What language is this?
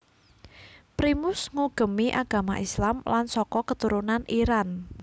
Javanese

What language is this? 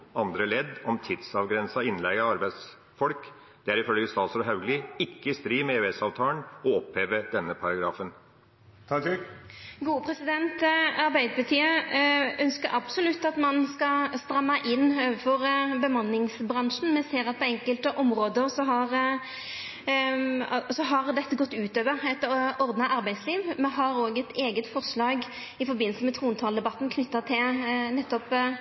Norwegian Nynorsk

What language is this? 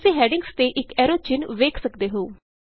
Punjabi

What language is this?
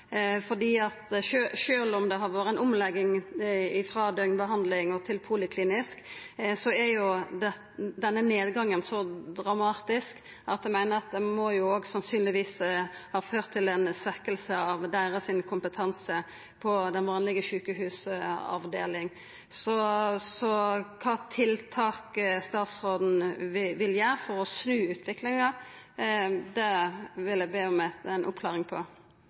Norwegian Nynorsk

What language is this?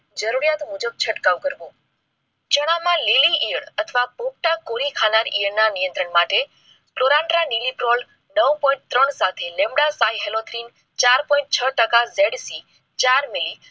Gujarati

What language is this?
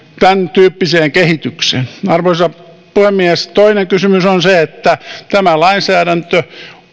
Finnish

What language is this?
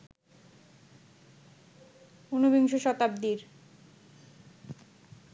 Bangla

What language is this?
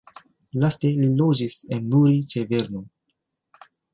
Esperanto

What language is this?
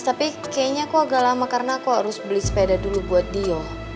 Indonesian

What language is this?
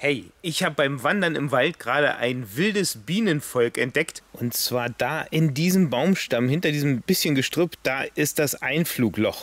German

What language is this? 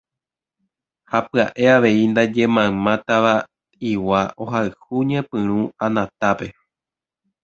Guarani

